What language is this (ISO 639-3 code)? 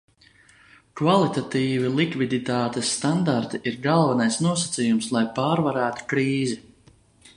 lav